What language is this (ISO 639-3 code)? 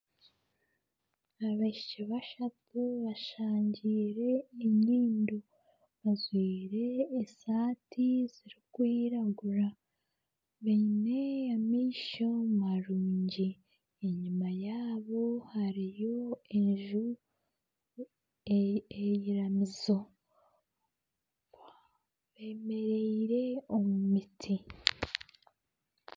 nyn